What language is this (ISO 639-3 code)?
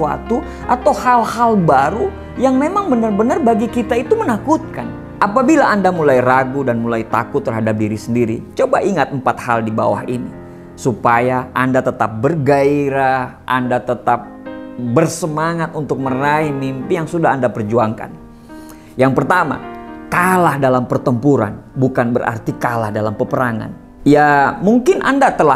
ind